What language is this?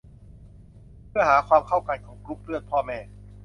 Thai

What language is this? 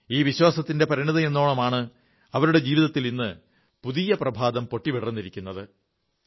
Malayalam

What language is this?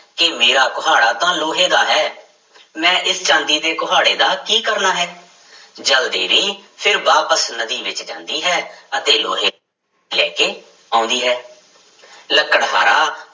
Punjabi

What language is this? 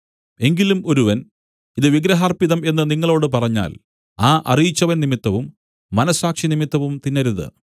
Malayalam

